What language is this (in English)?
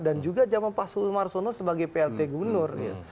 Indonesian